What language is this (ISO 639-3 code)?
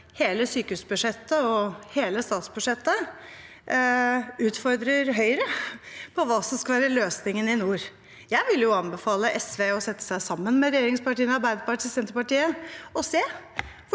nor